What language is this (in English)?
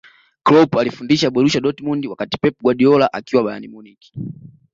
Swahili